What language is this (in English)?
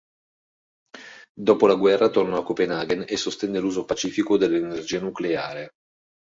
Italian